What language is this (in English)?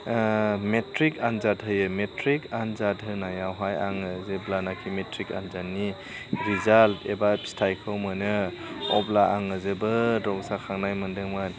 Bodo